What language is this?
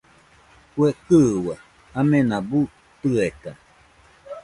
Nüpode Huitoto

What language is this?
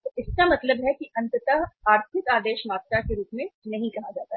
Hindi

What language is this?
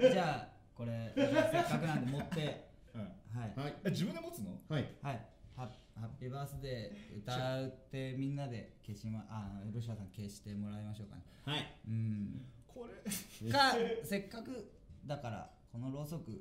Japanese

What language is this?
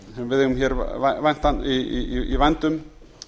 Icelandic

